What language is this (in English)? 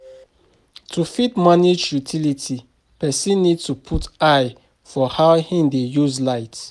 Nigerian Pidgin